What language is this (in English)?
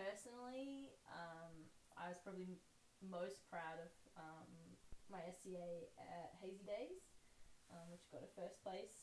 English